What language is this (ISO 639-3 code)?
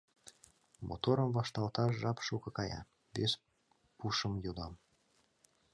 chm